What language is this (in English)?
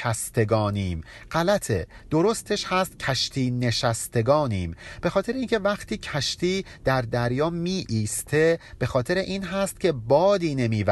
Persian